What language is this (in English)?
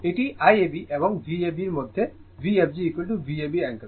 Bangla